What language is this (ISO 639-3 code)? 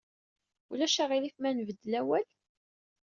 kab